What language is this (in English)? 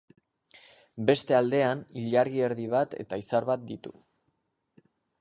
Basque